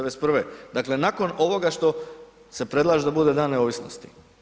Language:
Croatian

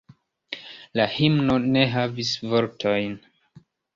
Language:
Esperanto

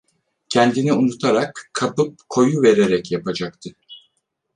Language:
Turkish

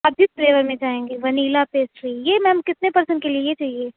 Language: Urdu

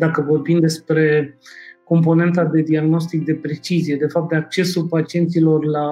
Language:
Romanian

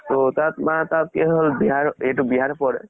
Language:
Assamese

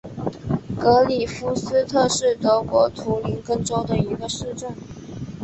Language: Chinese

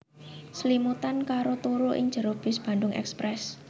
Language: Javanese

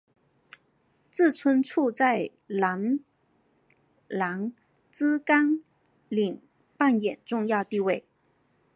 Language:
Chinese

